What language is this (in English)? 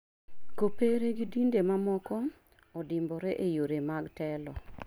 Luo (Kenya and Tanzania)